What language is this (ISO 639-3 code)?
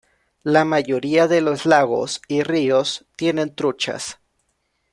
spa